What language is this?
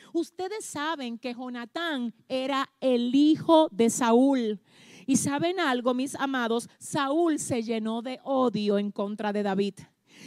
Spanish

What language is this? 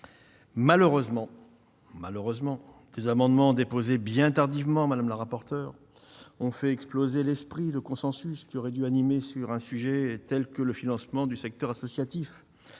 French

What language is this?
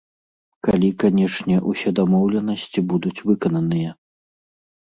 Belarusian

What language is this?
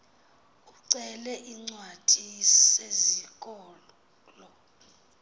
Xhosa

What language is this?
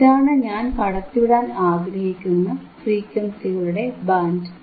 Malayalam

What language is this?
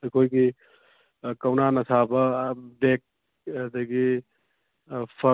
Manipuri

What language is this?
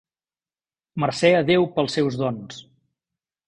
Catalan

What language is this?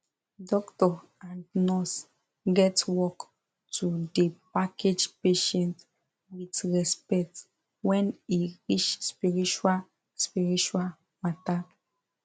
Nigerian Pidgin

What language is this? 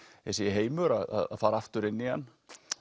Icelandic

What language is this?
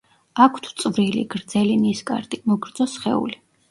Georgian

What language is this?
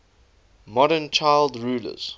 English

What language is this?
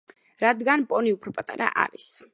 Georgian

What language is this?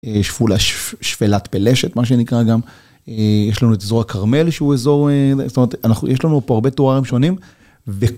Hebrew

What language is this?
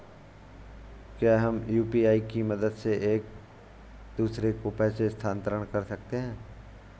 Hindi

